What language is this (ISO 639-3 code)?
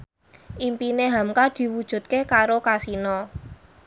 jav